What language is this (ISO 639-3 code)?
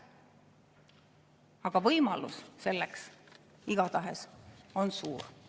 est